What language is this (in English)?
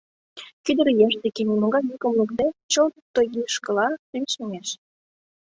Mari